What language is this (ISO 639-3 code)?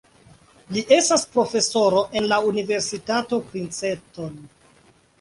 epo